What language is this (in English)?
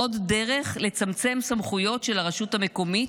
Hebrew